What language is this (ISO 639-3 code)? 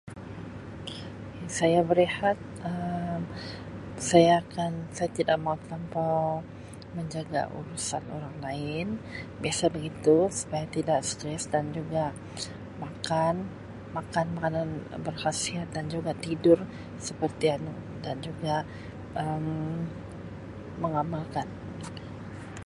msi